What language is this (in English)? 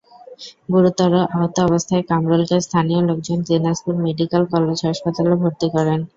Bangla